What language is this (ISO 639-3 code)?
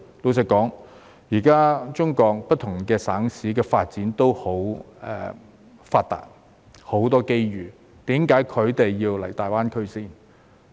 yue